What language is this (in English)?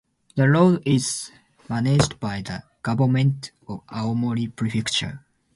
English